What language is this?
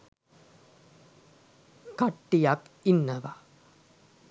Sinhala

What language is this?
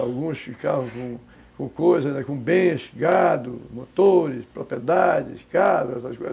Portuguese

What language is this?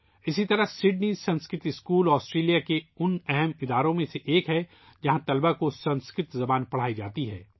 Urdu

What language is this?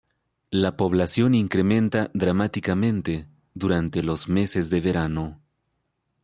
Spanish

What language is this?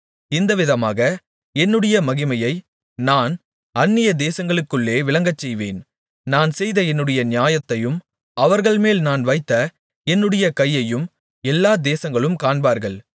Tamil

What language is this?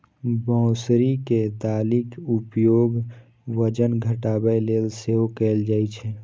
Maithili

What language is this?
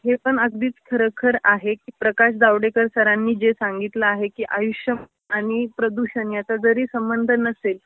Marathi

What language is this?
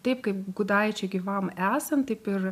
Lithuanian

